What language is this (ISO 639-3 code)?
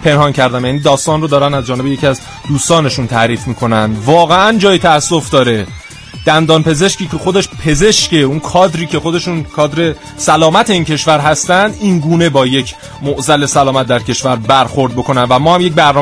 fas